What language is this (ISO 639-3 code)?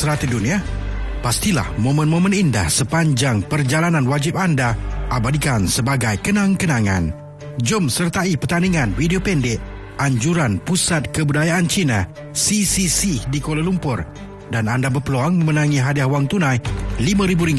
msa